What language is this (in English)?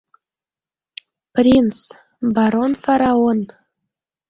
Mari